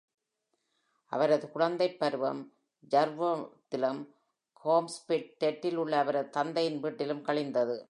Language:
Tamil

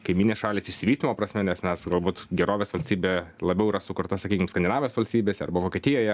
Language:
Lithuanian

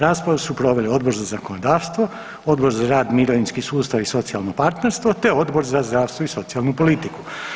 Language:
Croatian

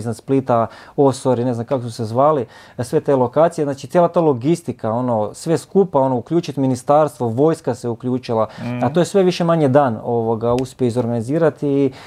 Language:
Croatian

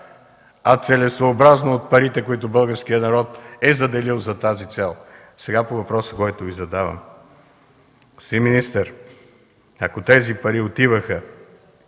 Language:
Bulgarian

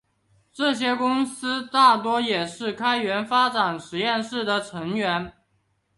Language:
Chinese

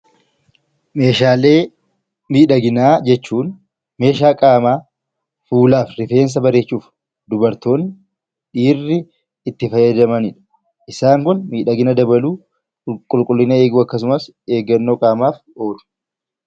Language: Oromo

